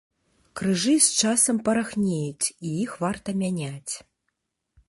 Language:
Belarusian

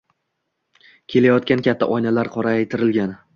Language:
Uzbek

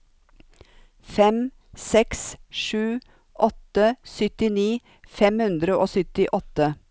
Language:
Norwegian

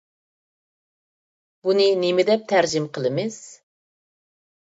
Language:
Uyghur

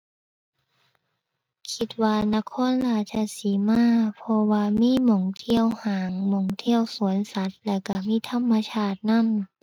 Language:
Thai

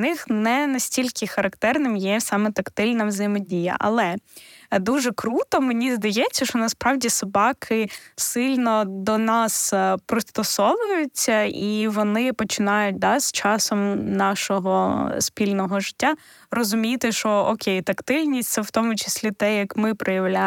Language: Ukrainian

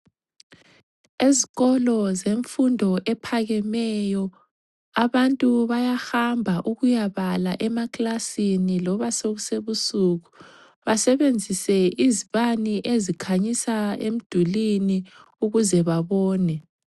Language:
North Ndebele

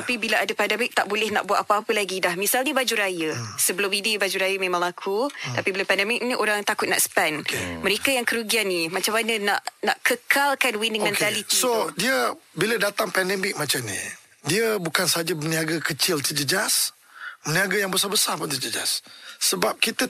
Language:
Malay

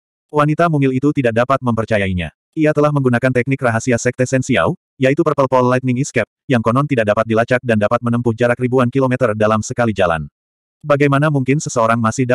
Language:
Indonesian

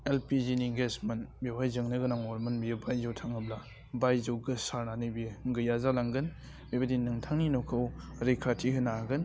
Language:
Bodo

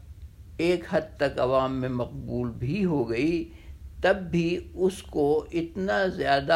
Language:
Urdu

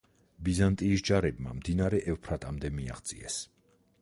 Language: Georgian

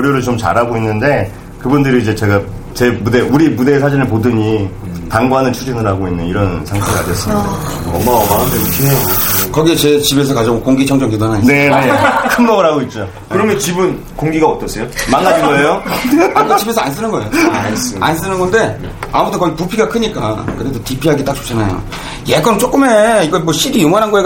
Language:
Korean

